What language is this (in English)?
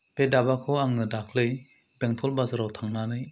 Bodo